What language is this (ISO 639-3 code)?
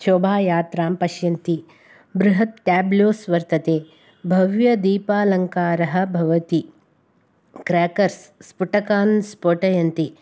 san